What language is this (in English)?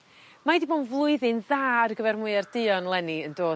Welsh